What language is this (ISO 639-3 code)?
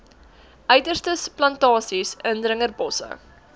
afr